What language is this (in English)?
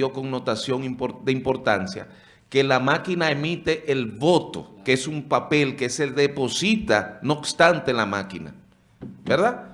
Spanish